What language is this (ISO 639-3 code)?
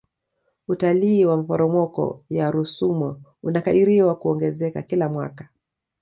swa